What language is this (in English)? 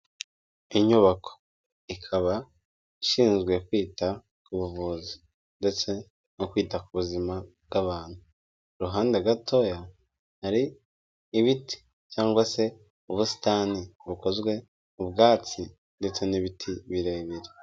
Kinyarwanda